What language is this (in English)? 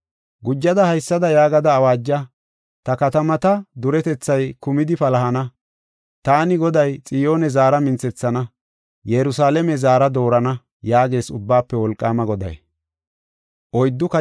Gofa